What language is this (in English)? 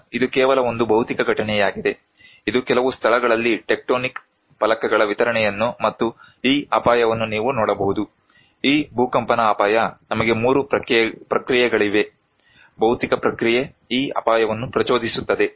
Kannada